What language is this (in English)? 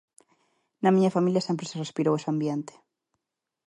Galician